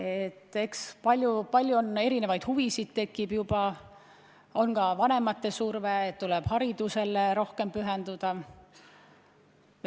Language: Estonian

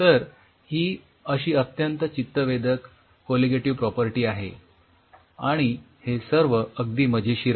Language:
Marathi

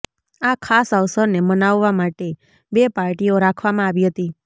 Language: Gujarati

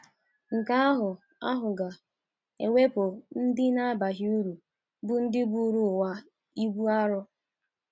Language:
Igbo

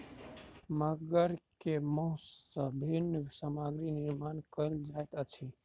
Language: Maithili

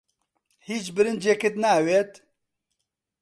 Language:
Central Kurdish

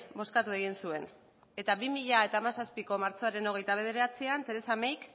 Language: Basque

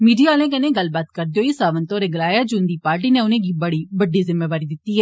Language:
Dogri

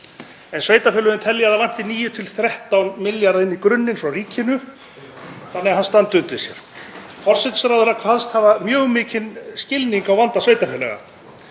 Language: Icelandic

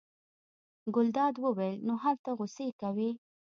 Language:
Pashto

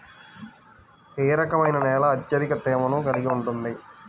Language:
Telugu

